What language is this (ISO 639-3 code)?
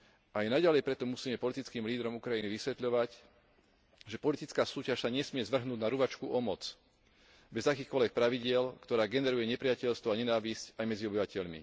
slk